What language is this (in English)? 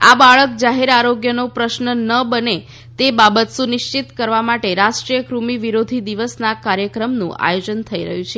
Gujarati